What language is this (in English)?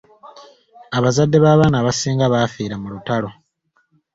Ganda